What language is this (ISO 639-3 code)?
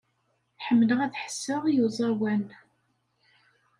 kab